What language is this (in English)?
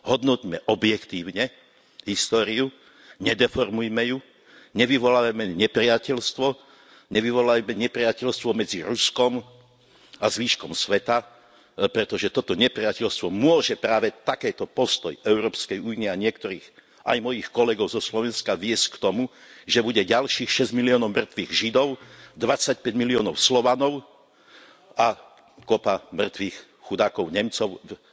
Slovak